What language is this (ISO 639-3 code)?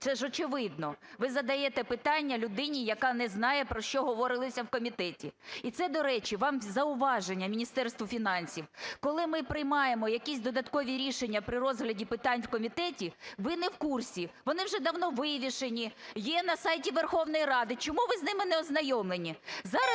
ukr